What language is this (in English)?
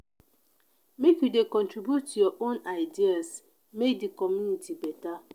Nigerian Pidgin